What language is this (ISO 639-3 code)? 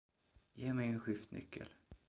swe